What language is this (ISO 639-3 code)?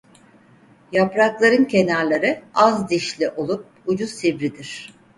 tur